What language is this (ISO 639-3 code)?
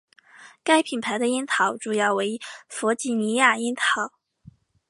zho